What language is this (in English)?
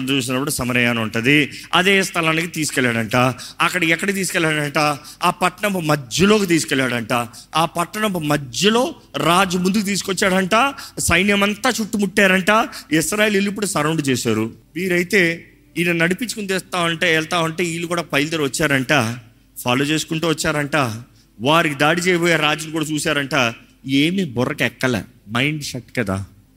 Telugu